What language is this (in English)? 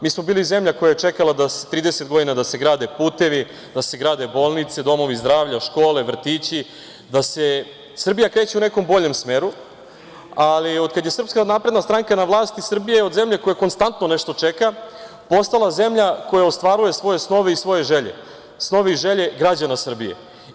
Serbian